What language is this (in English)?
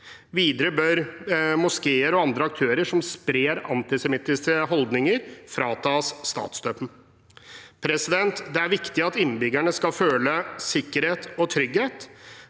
Norwegian